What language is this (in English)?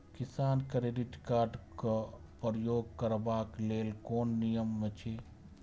Maithili